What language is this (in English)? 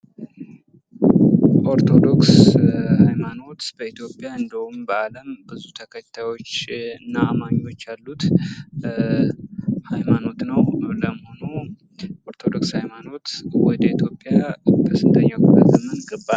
Amharic